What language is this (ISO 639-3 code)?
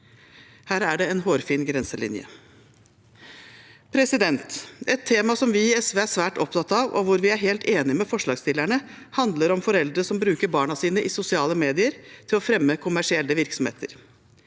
nor